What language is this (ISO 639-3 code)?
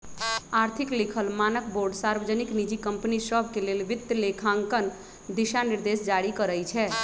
mag